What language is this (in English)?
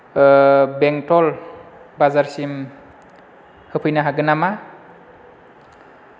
Bodo